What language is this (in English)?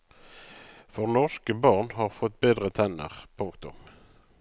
Norwegian